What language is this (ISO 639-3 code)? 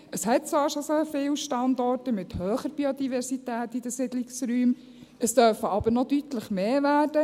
gsw